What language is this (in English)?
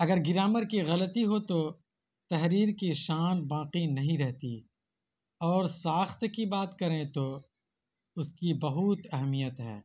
Urdu